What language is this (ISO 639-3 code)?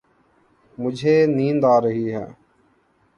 urd